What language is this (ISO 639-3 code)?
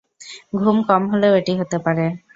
ben